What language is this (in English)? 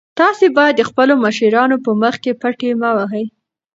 Pashto